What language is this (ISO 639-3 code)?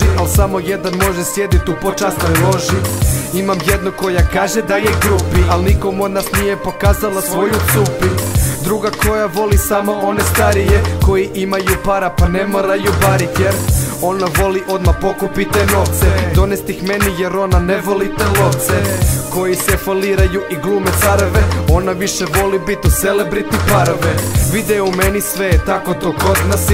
ukr